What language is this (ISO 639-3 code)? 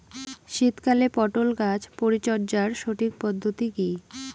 ben